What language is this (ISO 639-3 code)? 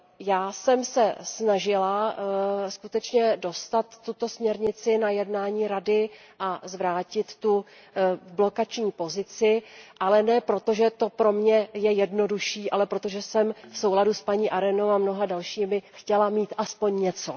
ces